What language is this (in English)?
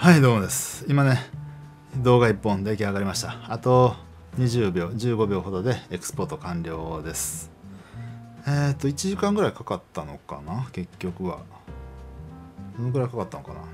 Japanese